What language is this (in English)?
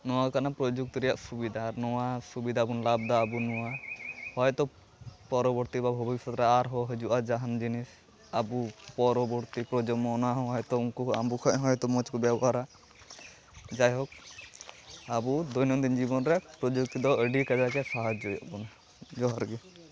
Santali